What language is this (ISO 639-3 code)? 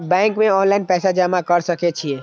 mai